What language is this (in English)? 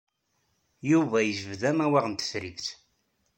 Kabyle